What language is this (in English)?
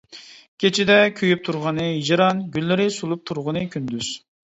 Uyghur